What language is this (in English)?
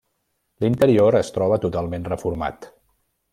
Catalan